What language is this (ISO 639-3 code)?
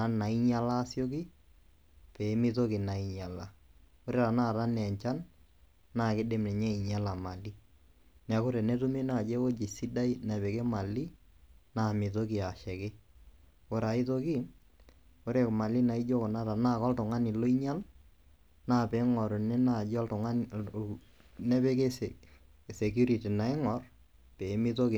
mas